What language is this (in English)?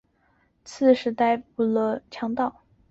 Chinese